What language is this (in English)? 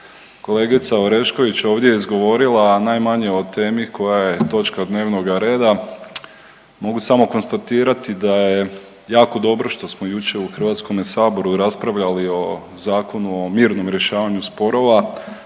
Croatian